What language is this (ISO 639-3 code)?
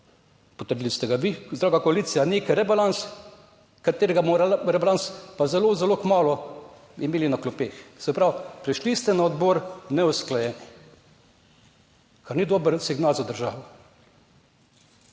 slv